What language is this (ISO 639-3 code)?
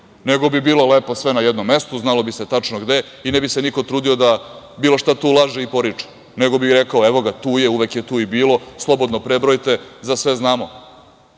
srp